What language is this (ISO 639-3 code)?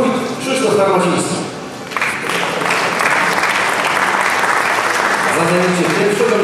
pol